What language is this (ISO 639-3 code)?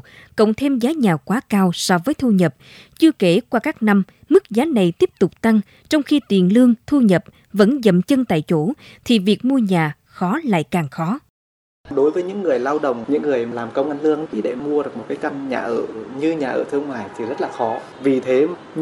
vie